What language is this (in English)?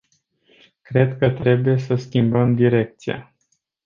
Romanian